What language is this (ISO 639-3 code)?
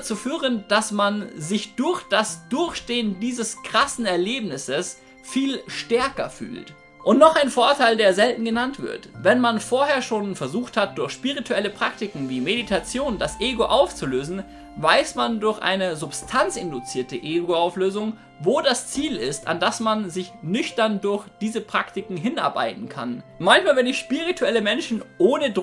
deu